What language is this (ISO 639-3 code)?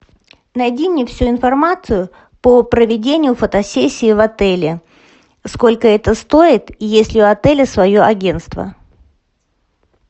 rus